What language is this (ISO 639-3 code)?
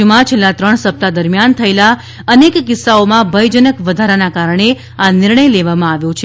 guj